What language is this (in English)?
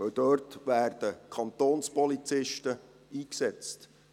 Swiss German